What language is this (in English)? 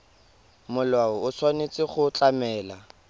Tswana